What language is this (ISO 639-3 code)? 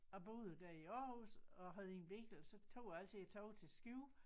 dan